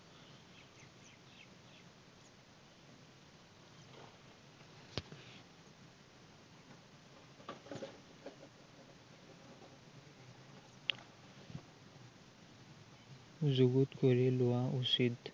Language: Assamese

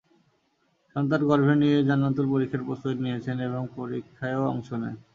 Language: Bangla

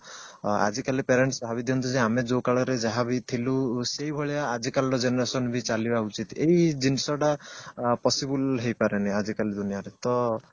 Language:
Odia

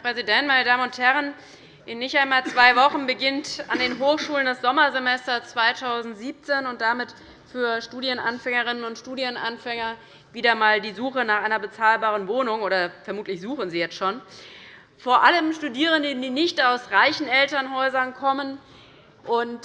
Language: German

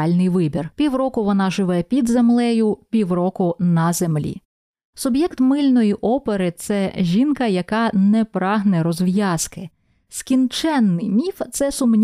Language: Ukrainian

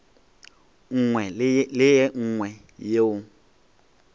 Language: Northern Sotho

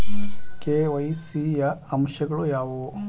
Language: Kannada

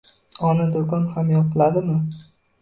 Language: Uzbek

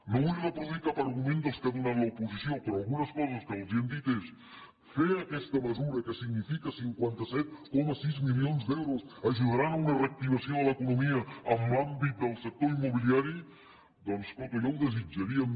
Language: Catalan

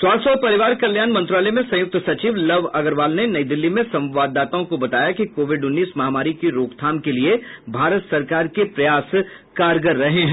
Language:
Hindi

